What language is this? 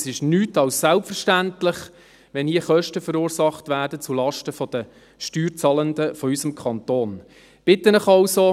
Swiss German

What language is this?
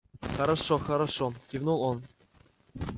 Russian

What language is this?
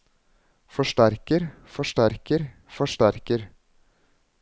Norwegian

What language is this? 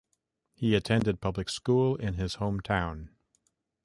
English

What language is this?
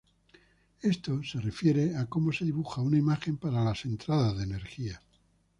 Spanish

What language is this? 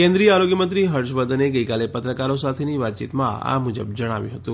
Gujarati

